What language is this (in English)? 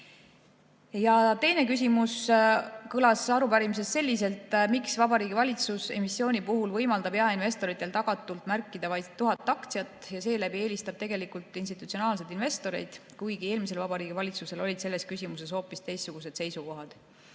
Estonian